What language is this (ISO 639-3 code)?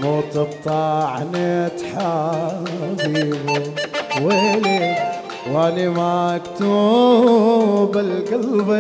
ara